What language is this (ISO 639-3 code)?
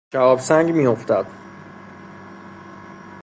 fas